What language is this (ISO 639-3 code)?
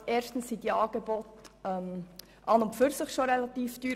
gsw